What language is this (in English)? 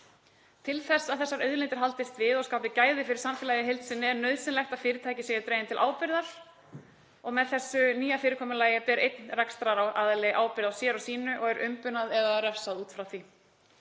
Icelandic